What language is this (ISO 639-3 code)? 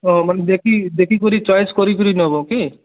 ori